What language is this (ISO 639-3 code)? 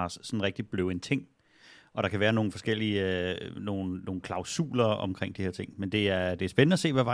dan